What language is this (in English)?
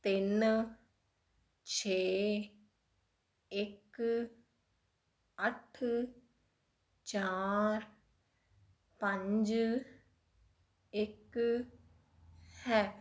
Punjabi